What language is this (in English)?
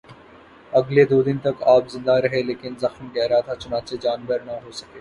Urdu